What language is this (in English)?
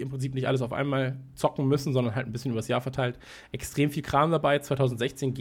German